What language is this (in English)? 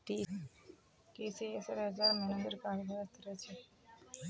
Magahi